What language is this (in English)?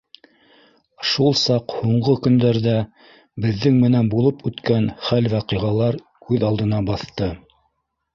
Bashkir